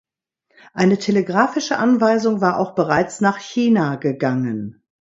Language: German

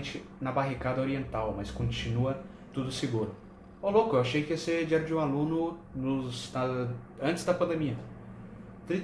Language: Portuguese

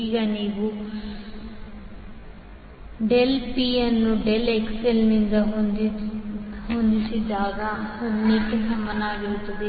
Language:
Kannada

